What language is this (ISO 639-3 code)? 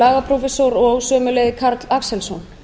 isl